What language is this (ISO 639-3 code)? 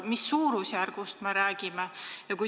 est